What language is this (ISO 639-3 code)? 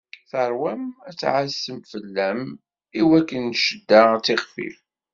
kab